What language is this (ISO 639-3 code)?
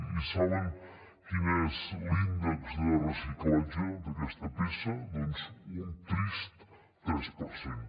cat